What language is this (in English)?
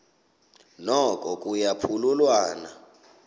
Xhosa